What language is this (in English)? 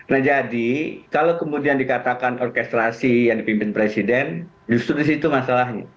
Indonesian